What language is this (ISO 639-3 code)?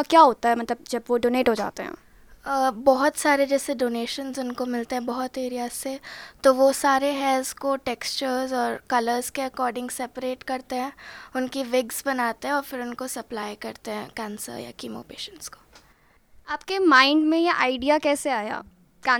hin